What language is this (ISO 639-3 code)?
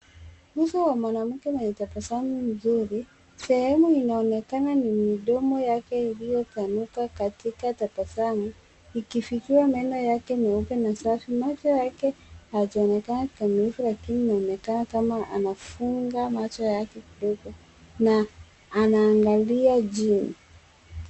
swa